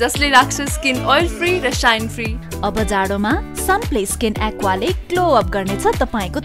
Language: Turkish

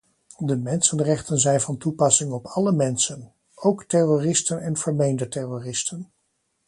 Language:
Dutch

